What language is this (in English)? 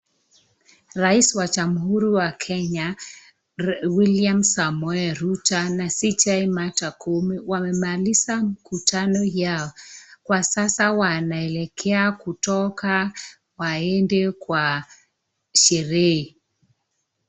Swahili